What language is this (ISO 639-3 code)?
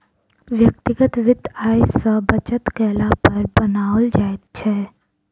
mai